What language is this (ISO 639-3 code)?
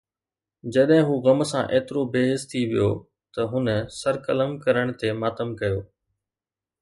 snd